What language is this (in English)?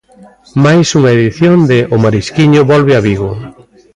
Galician